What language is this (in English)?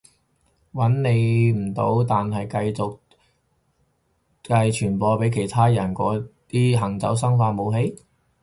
Cantonese